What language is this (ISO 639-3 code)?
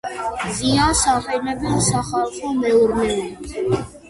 kat